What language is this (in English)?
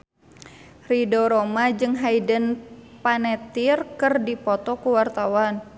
Sundanese